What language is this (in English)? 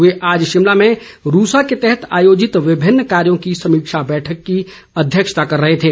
Hindi